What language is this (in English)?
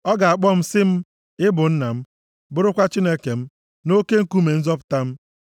Igbo